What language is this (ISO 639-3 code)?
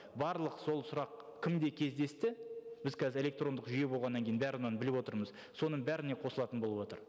kaz